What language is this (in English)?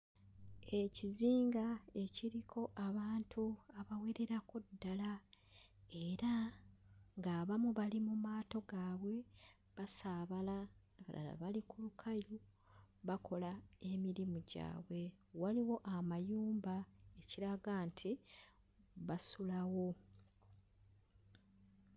Ganda